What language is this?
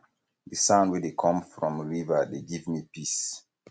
Nigerian Pidgin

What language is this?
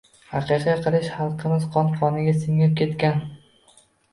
Uzbek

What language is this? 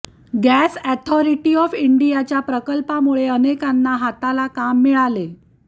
Marathi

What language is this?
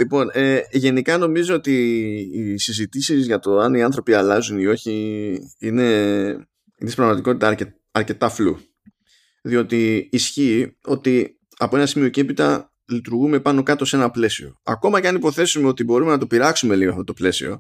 Greek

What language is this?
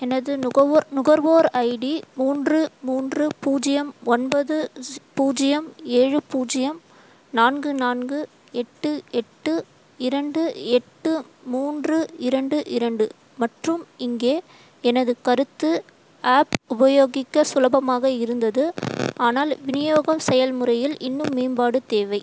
Tamil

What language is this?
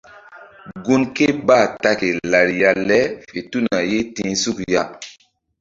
Mbum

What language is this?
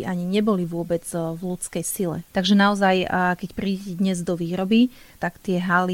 Slovak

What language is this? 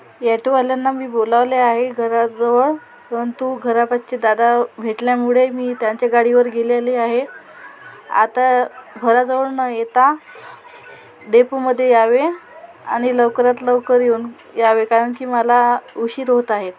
Marathi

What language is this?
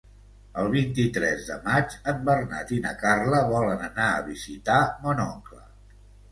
Catalan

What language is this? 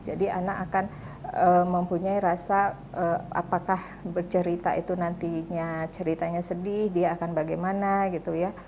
Indonesian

